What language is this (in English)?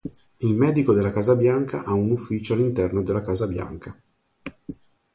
Italian